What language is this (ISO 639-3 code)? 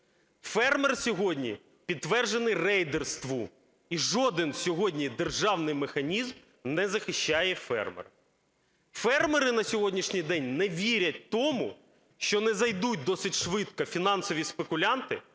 ukr